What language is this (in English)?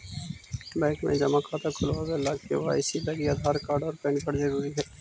Magahi